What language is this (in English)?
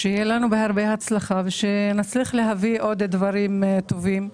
Hebrew